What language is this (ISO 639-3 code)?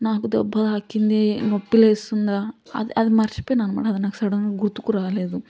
tel